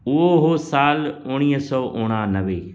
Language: Sindhi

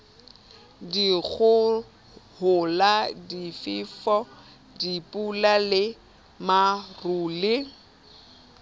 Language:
Southern Sotho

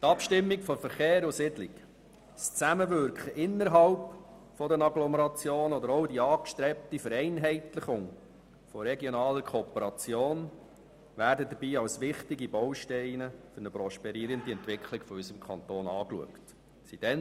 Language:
Swiss German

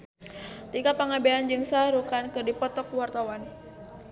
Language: Sundanese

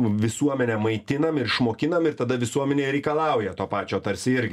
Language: Lithuanian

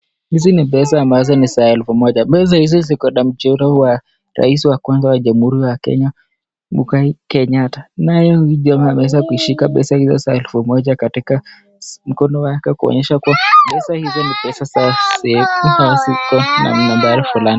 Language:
Swahili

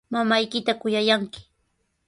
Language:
Sihuas Ancash Quechua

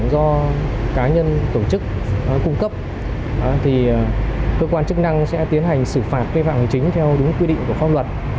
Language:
Vietnamese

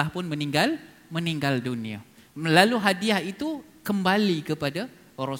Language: Malay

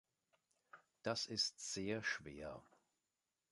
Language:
German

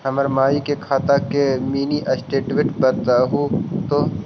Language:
Magahi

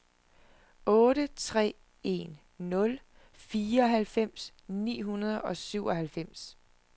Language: Danish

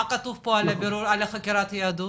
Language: Hebrew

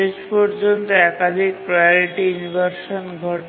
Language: Bangla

